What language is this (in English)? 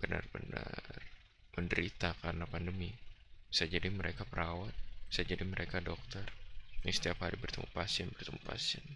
Indonesian